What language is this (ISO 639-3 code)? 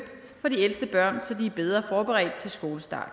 dan